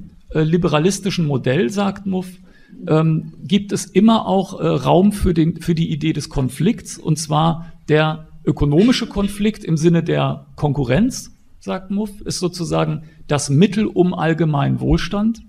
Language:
German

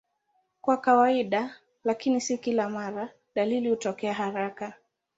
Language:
Swahili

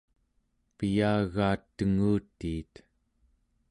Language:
Central Yupik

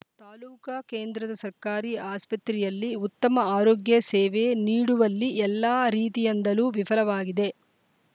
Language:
Kannada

